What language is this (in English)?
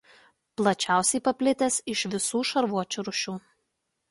Lithuanian